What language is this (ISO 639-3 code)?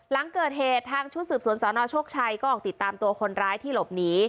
tha